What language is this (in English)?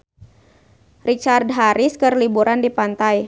Sundanese